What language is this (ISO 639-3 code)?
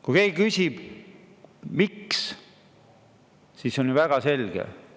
est